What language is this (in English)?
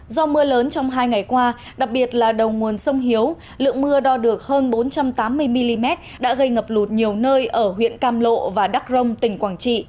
Vietnamese